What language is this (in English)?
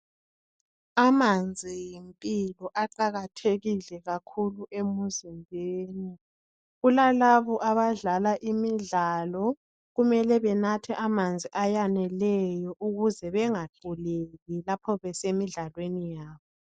North Ndebele